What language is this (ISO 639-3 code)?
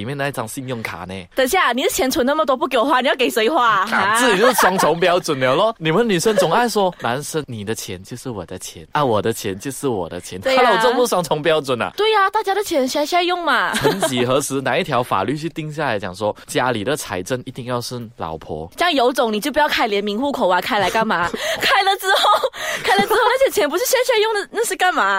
zho